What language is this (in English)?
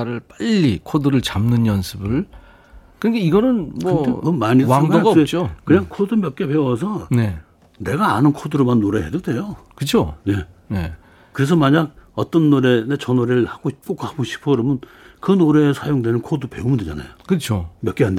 Korean